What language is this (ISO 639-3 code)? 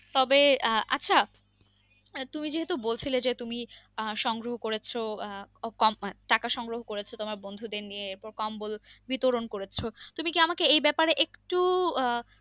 ben